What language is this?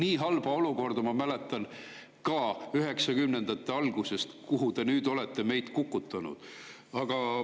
Estonian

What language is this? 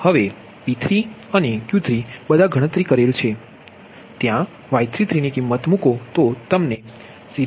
Gujarati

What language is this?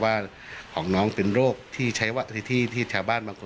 Thai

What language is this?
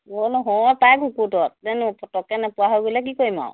Assamese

